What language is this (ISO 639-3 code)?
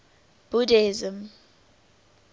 eng